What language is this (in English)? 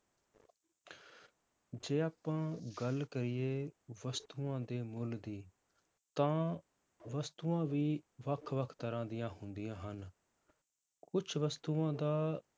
Punjabi